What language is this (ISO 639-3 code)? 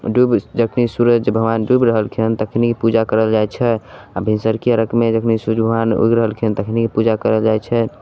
mai